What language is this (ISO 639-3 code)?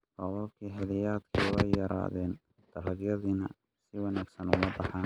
som